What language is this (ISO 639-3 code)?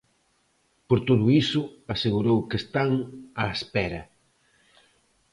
glg